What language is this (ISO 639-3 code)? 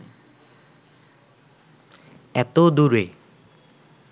ben